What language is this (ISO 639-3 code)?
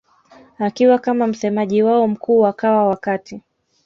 swa